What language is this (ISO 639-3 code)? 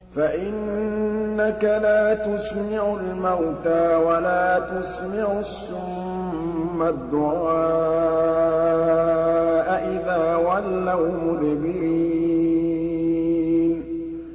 ara